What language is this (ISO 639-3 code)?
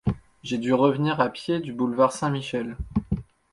fra